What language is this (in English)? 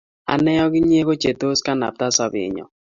Kalenjin